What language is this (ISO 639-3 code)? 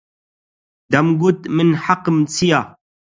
ckb